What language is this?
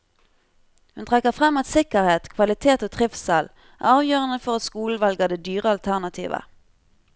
Norwegian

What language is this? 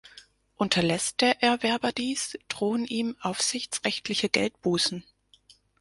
German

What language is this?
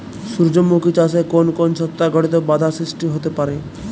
Bangla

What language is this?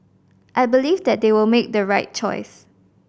English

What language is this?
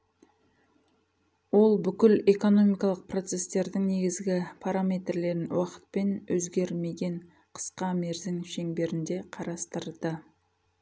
Kazakh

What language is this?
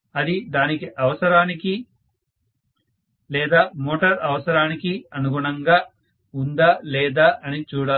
Telugu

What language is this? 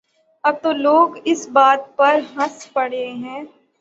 Urdu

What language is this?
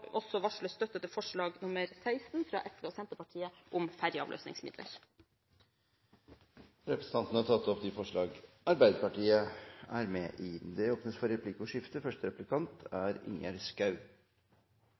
Norwegian Bokmål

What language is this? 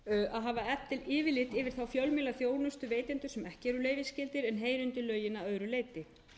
Icelandic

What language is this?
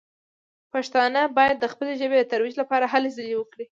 Pashto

